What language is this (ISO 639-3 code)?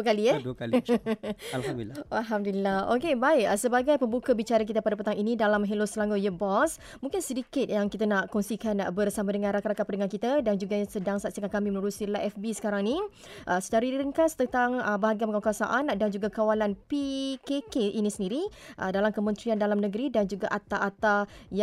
msa